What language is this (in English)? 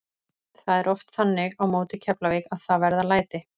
Icelandic